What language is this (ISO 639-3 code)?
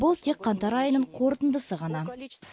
kaz